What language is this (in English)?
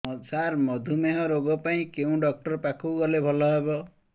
Odia